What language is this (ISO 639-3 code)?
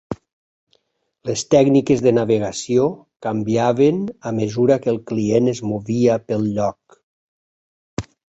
cat